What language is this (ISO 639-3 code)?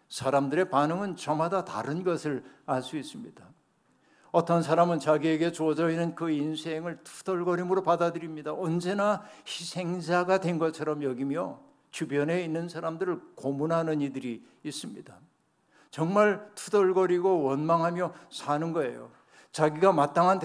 kor